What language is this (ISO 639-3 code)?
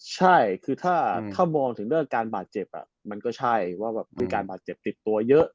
tha